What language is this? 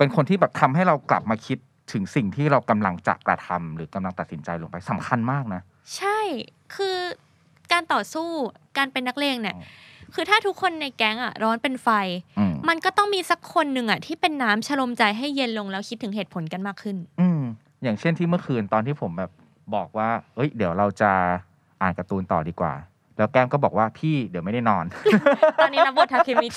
Thai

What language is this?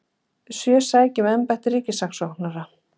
Icelandic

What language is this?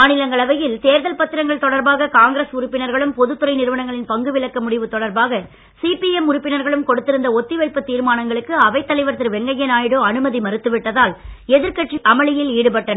Tamil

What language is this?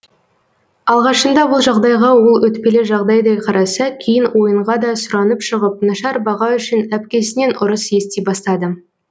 Kazakh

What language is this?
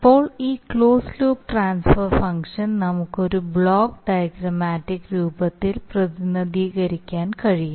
Malayalam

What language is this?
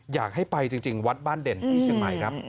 Thai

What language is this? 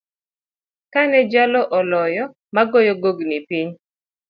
Luo (Kenya and Tanzania)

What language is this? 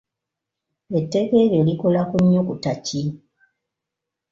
Ganda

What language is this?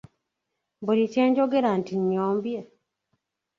Ganda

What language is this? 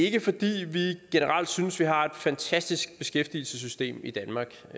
Danish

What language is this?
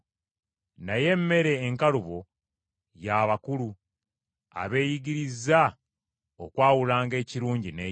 Ganda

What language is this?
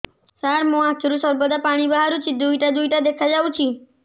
Odia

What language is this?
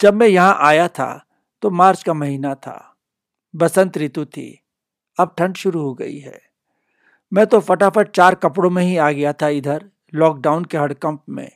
Hindi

